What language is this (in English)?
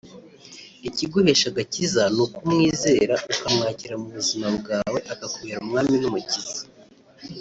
Kinyarwanda